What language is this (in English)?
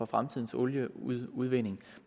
Danish